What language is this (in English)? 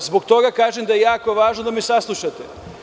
Serbian